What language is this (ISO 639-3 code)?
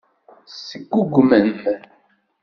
kab